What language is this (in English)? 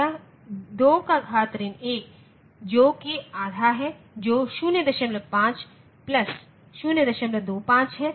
Hindi